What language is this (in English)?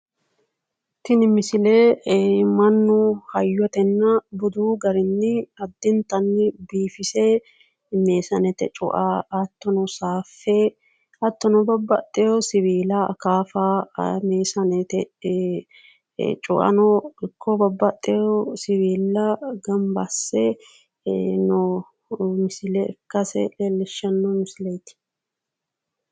Sidamo